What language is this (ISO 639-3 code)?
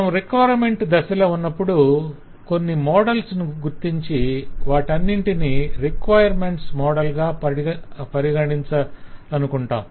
tel